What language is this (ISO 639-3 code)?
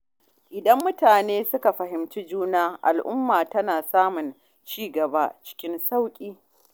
hau